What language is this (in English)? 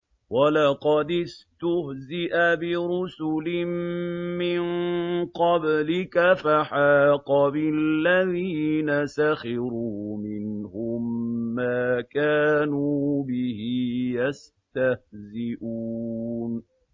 Arabic